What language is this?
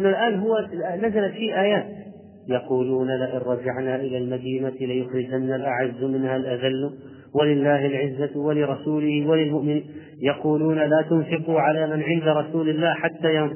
Arabic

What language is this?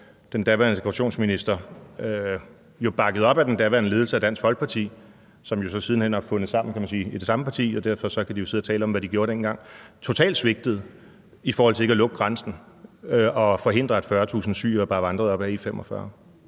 Danish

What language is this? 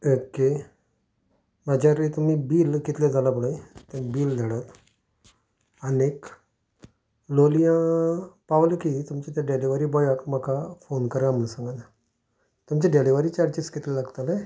Konkani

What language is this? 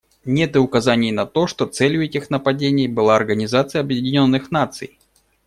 Russian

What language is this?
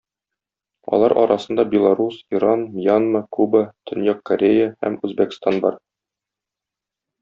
Tatar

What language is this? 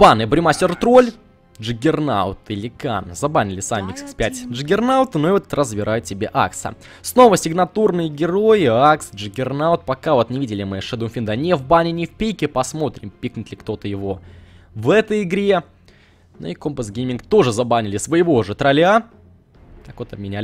Russian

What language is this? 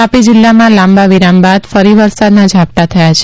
Gujarati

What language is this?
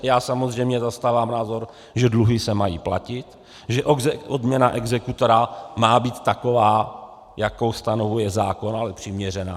Czech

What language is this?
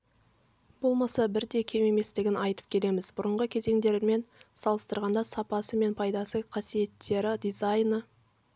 Kazakh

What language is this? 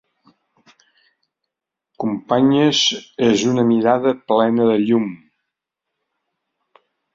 Catalan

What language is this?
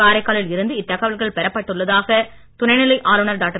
Tamil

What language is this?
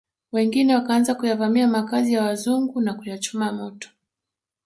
Swahili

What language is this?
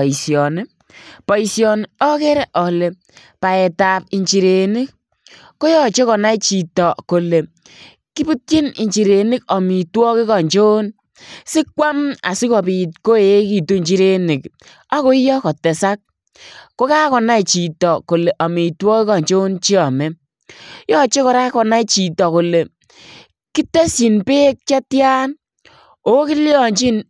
Kalenjin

